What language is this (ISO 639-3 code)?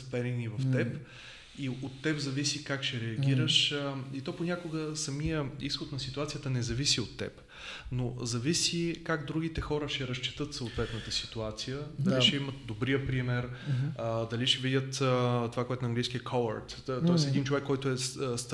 bul